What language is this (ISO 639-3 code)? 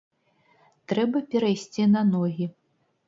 bel